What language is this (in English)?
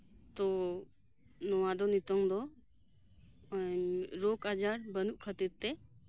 Santali